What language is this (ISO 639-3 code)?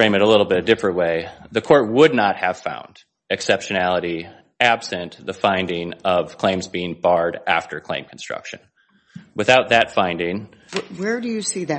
eng